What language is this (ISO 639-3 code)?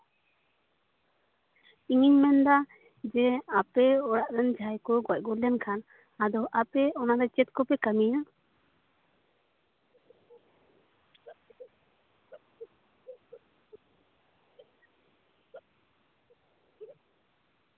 sat